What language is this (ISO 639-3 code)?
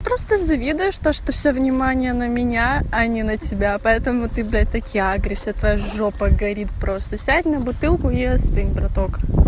rus